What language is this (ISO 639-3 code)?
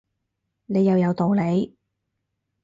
yue